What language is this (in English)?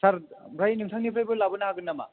Bodo